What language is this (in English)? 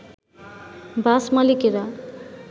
Bangla